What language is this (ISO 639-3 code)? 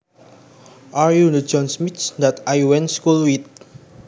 jav